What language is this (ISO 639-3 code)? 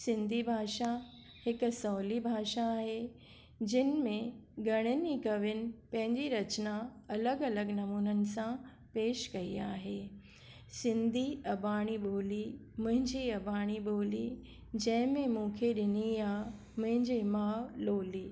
snd